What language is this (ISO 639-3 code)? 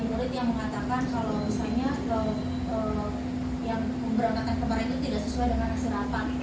ind